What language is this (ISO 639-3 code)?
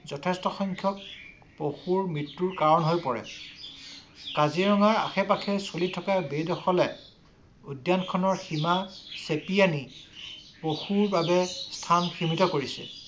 asm